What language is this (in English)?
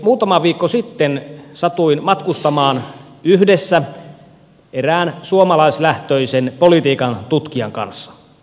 Finnish